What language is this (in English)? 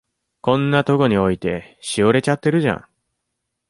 Japanese